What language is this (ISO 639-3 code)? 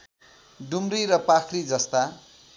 nep